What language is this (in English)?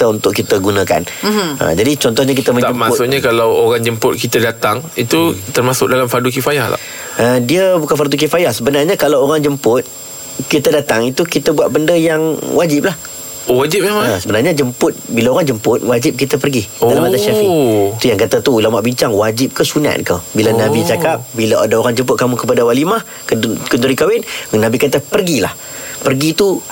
Malay